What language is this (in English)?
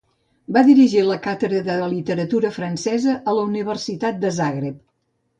Catalan